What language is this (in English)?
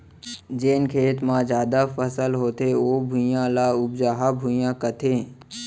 Chhattisgarhi